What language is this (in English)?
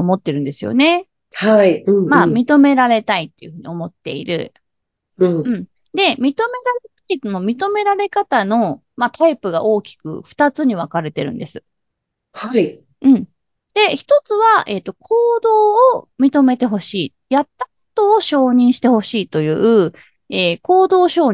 Japanese